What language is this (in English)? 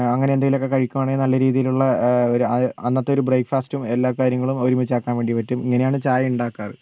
Malayalam